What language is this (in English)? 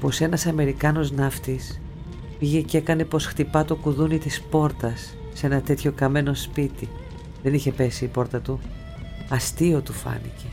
Greek